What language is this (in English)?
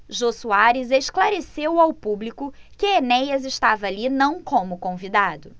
Portuguese